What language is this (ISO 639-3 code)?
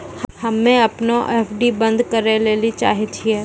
mai